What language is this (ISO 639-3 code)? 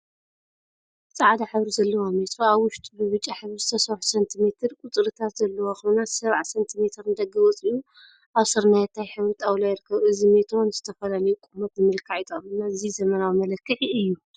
tir